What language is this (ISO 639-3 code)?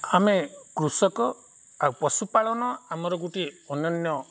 ori